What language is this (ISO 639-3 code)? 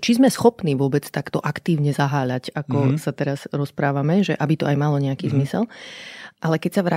slk